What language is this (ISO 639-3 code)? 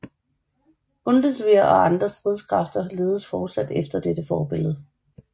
dan